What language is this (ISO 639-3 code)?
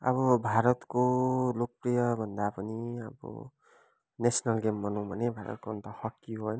nep